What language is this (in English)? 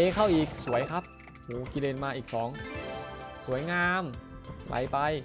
Thai